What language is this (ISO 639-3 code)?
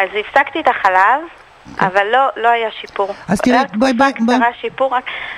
heb